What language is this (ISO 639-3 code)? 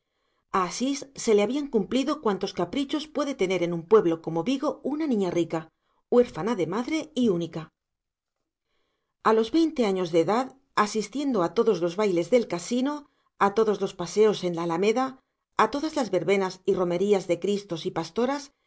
spa